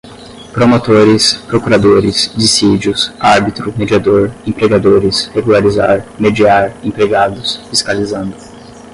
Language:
Portuguese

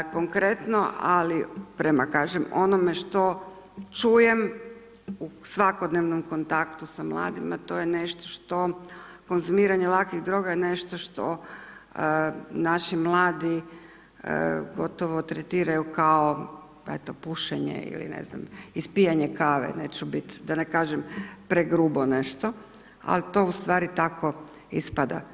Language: Croatian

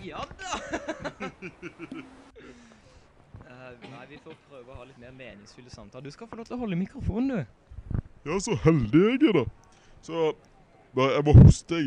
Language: Norwegian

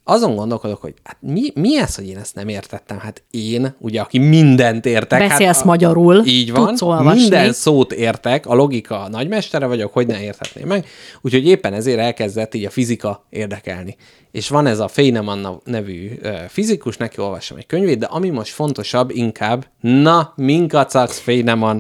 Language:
Hungarian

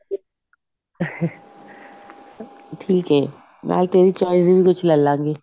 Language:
Punjabi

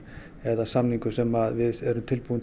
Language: Icelandic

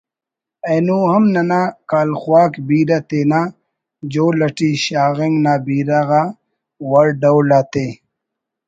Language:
Brahui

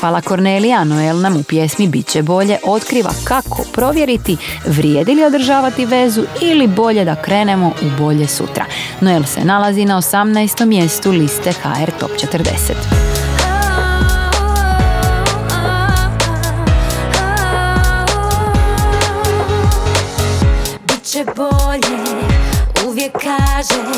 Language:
Croatian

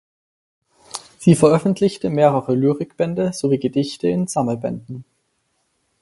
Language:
German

